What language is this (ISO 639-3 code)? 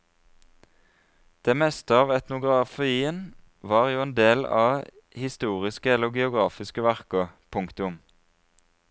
nor